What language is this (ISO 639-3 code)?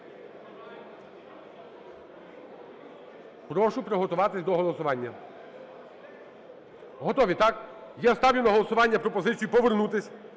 ukr